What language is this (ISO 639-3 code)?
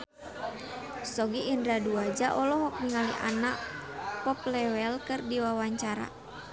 sun